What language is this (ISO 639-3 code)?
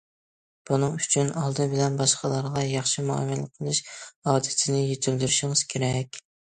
uig